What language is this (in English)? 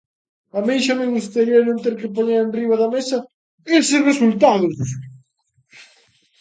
Galician